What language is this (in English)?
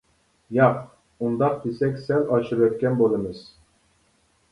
Uyghur